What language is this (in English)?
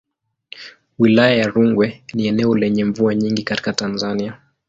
Swahili